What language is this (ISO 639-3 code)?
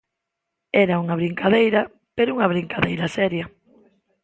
glg